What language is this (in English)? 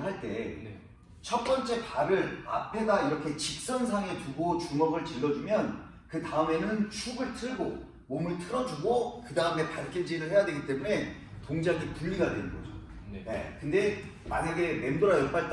Korean